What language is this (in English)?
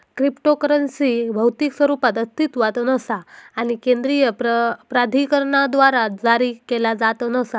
Marathi